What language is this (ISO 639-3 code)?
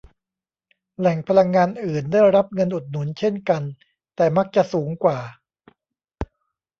tha